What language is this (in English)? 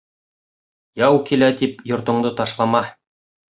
Bashkir